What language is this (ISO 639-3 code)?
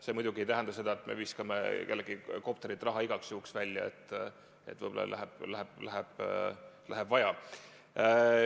est